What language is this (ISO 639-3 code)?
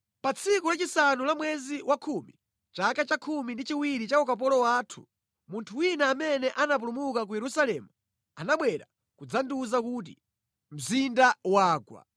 nya